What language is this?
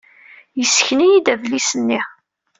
Kabyle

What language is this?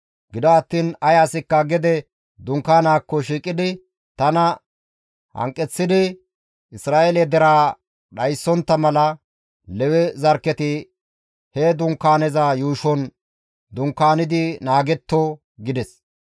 Gamo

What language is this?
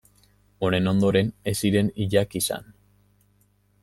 Basque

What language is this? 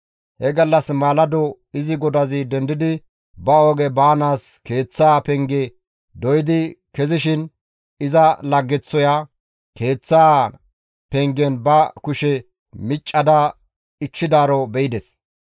Gamo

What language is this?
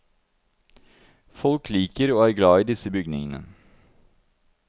Norwegian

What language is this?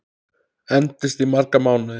Icelandic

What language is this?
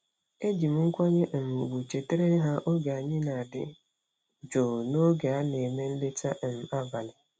Igbo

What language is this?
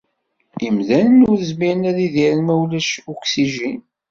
Kabyle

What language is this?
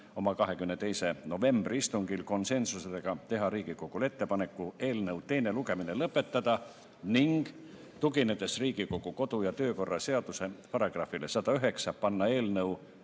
Estonian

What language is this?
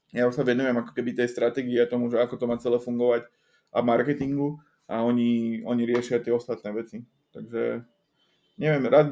Slovak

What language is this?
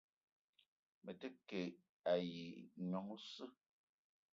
Eton (Cameroon)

